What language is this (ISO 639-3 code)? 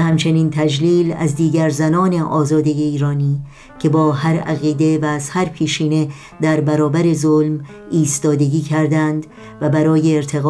fas